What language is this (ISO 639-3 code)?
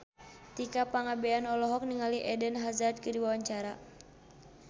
sun